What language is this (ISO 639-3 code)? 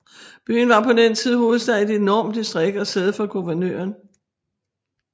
dan